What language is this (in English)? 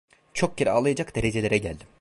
Turkish